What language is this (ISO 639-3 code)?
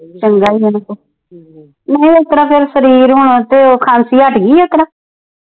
pan